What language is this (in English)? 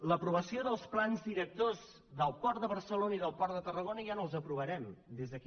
Catalan